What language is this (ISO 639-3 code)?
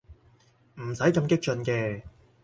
yue